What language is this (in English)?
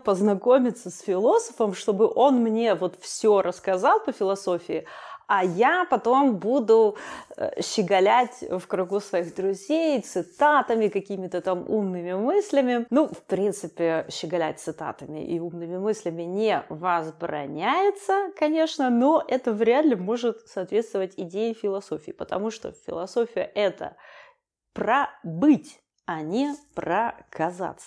Russian